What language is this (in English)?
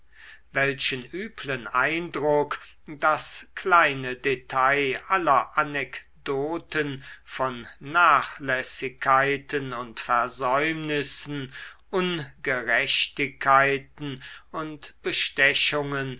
German